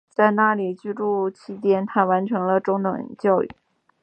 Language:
Chinese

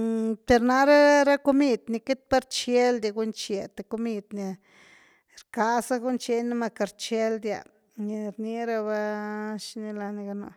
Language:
Güilá Zapotec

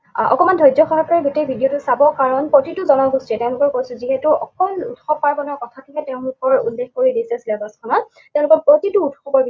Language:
Assamese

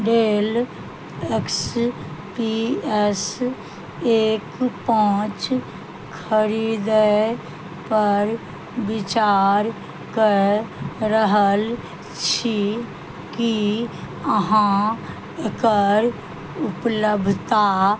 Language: Maithili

